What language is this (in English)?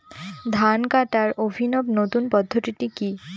Bangla